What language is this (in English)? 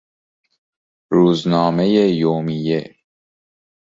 Persian